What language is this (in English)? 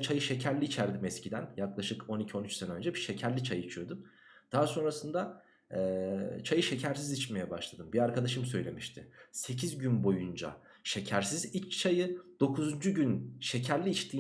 Turkish